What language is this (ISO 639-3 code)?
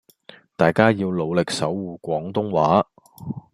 yue